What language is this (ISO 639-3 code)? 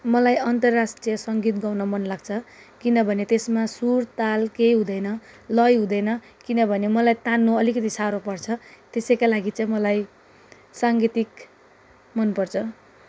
nep